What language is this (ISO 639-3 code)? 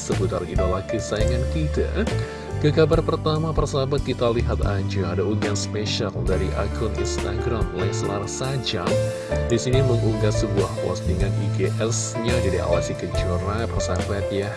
ind